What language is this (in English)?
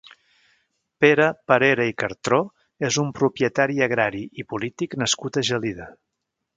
Catalan